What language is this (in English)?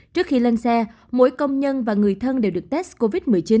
Vietnamese